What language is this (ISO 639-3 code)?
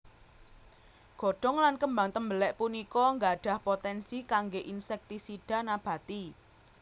jav